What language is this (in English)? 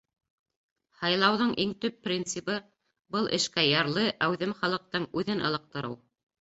Bashkir